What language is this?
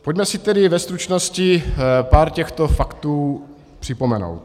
Czech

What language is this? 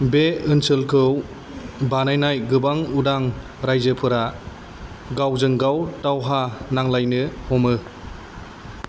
Bodo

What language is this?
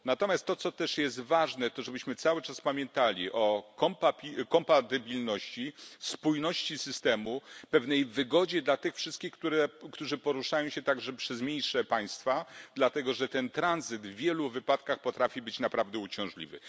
Polish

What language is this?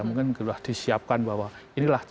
Indonesian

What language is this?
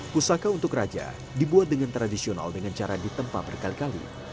Indonesian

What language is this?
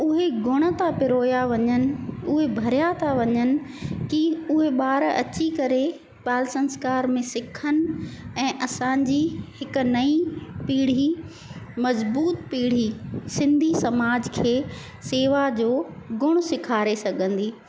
Sindhi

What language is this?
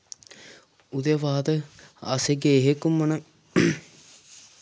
Dogri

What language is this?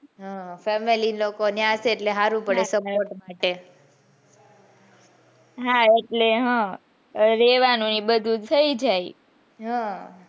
Gujarati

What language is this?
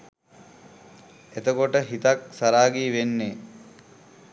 Sinhala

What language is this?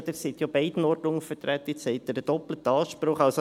Swiss German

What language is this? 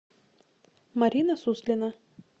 Russian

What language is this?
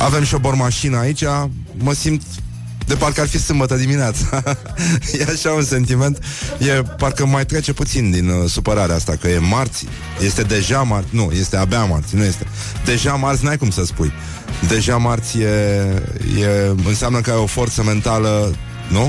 Romanian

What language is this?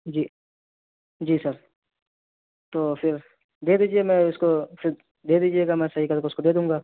Urdu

